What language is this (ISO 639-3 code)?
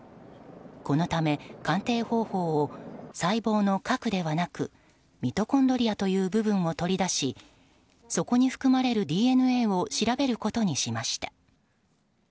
jpn